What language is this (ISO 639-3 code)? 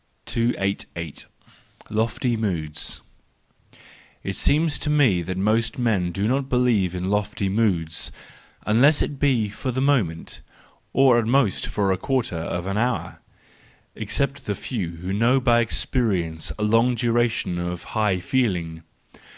eng